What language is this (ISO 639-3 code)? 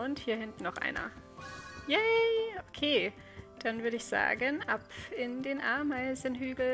deu